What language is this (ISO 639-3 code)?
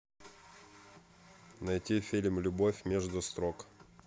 rus